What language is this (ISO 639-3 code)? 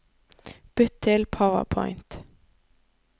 nor